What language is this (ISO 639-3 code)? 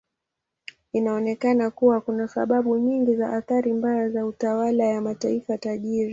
swa